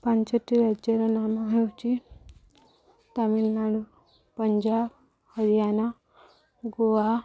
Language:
Odia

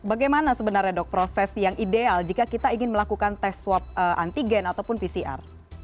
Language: Indonesian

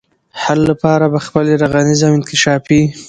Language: Pashto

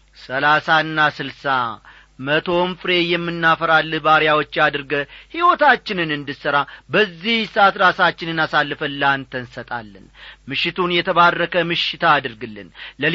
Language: Amharic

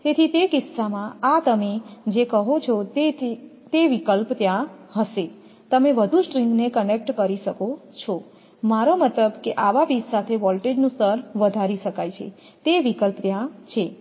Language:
Gujarati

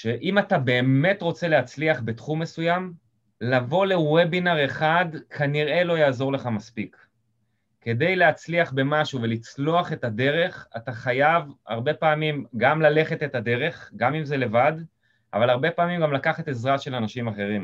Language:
Hebrew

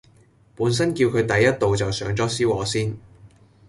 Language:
Cantonese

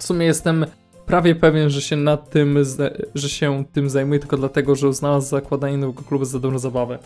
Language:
Polish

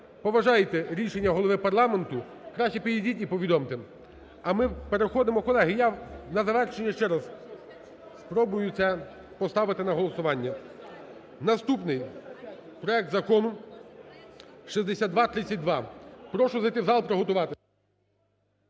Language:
Ukrainian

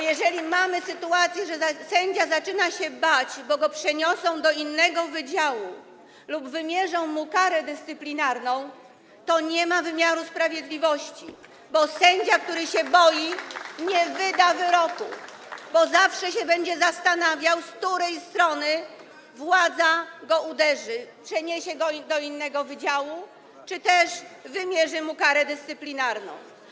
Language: Polish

